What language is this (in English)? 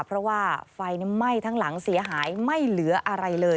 Thai